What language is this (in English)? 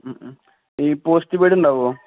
Malayalam